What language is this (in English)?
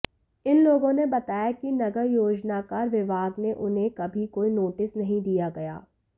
Hindi